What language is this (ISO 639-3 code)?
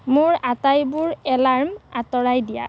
asm